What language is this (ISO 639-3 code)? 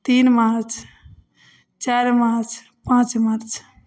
mai